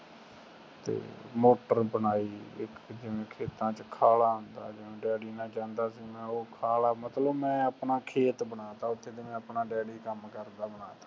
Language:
Punjabi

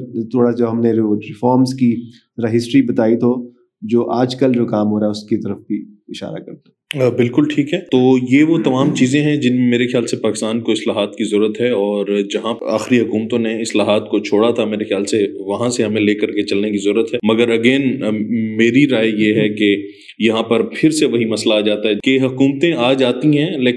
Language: Urdu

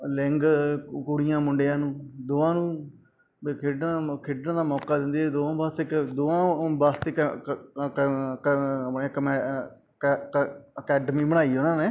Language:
Punjabi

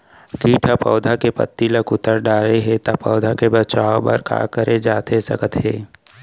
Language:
Chhattisgarhi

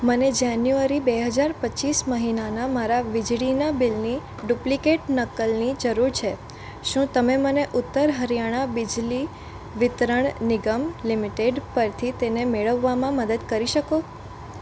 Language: Gujarati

